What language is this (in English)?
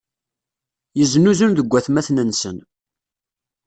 Kabyle